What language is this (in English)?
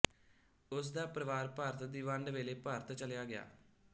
Punjabi